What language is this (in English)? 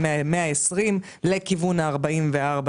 Hebrew